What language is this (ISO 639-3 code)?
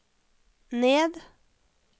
nor